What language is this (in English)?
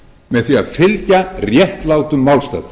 Icelandic